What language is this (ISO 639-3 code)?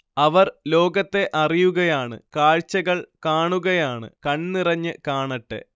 mal